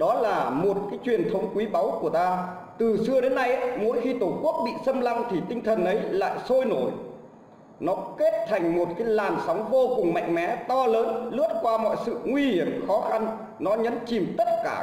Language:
Vietnamese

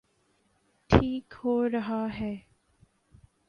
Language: Urdu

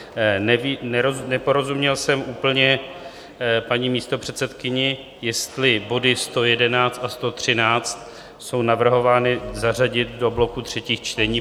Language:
Czech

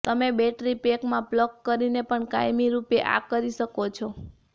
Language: Gujarati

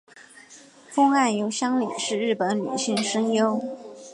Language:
Chinese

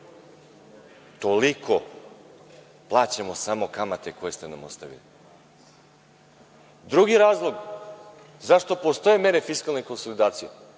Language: Serbian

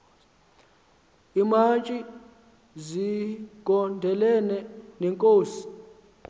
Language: Xhosa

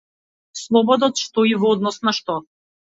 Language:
Macedonian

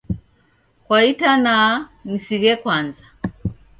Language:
Taita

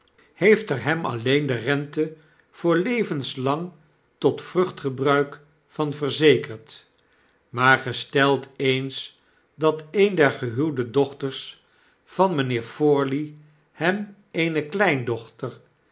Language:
Dutch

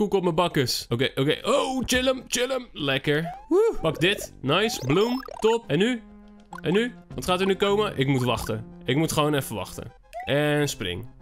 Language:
Dutch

